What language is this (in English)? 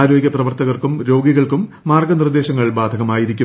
Malayalam